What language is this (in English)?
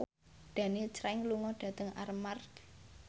Javanese